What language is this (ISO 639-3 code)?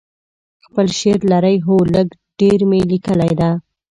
pus